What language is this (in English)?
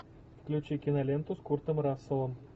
Russian